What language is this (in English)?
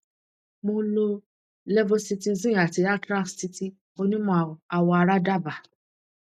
Yoruba